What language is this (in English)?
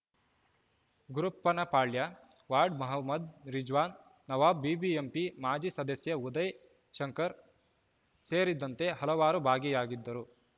Kannada